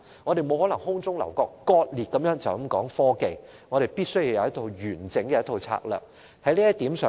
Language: Cantonese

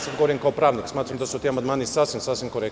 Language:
Serbian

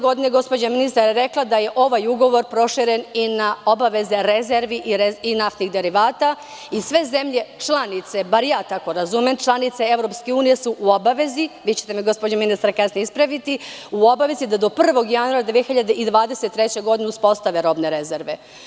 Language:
Serbian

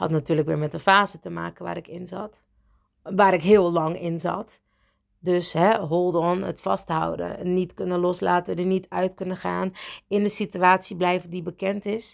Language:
Dutch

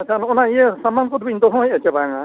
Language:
Santali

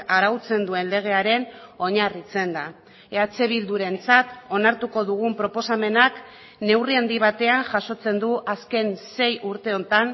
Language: Basque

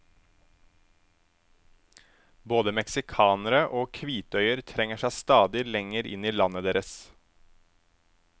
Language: Norwegian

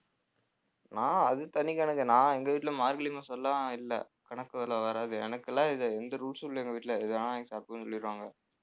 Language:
Tamil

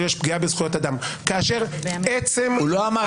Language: Hebrew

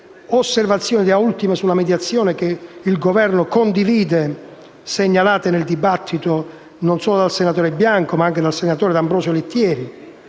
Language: Italian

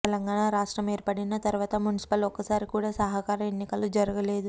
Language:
Telugu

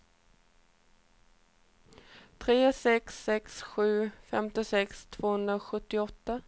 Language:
Swedish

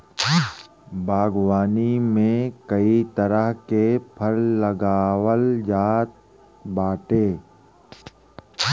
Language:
Bhojpuri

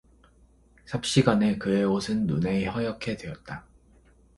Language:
Korean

